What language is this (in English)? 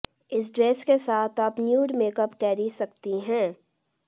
Hindi